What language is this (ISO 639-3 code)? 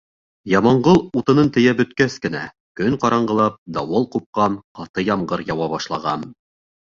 bak